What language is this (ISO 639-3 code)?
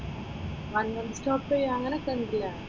mal